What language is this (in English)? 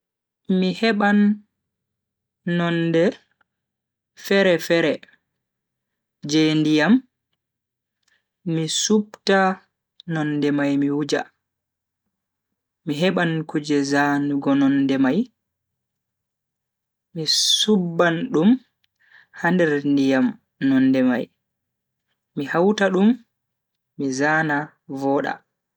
Bagirmi Fulfulde